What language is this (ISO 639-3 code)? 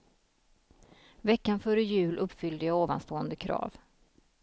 swe